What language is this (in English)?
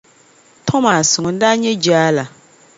Dagbani